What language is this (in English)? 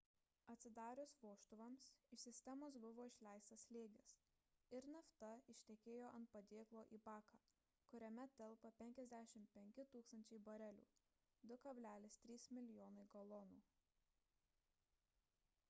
Lithuanian